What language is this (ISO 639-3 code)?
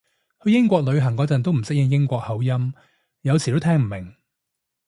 yue